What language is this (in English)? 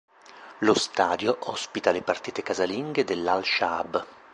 Italian